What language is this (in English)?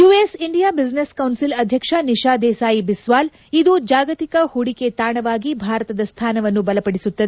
Kannada